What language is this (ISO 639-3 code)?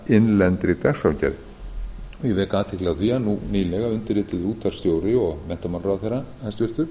isl